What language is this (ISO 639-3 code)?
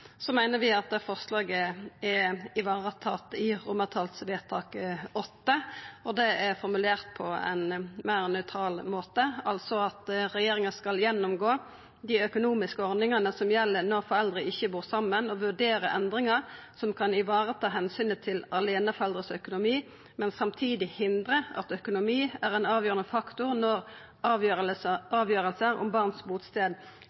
nno